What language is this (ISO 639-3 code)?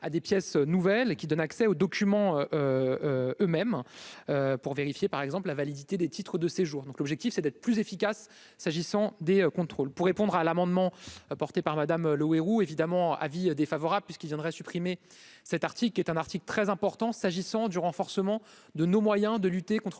fra